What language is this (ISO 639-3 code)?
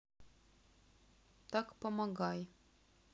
rus